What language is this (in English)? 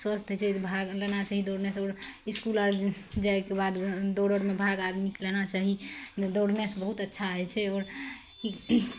Maithili